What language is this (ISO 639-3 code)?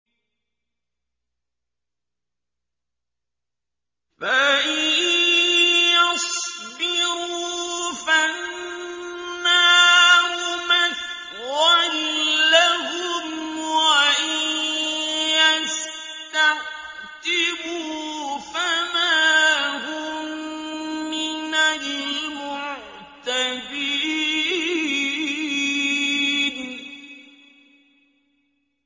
ara